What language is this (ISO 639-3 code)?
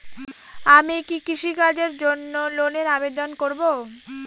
ben